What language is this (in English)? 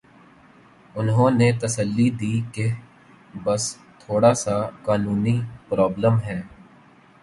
Urdu